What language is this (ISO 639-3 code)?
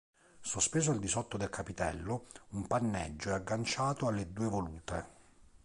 ita